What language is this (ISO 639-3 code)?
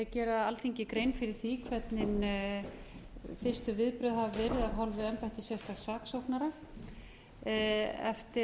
isl